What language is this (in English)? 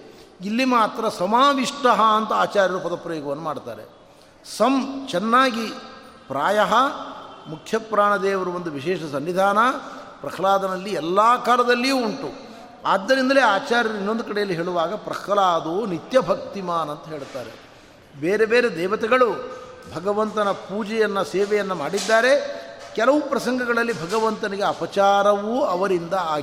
Kannada